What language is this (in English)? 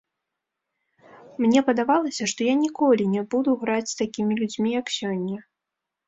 Belarusian